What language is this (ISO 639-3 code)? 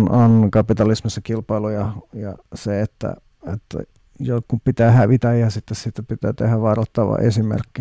fin